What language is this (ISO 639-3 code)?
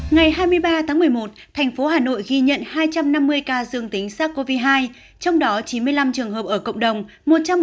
vie